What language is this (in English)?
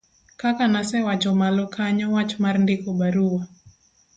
Luo (Kenya and Tanzania)